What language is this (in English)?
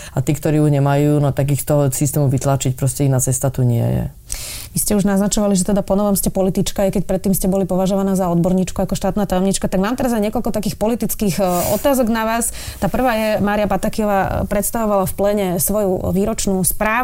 Slovak